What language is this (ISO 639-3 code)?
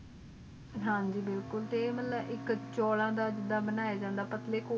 pan